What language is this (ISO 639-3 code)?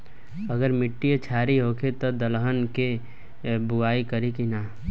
bho